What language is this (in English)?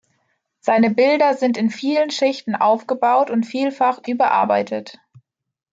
German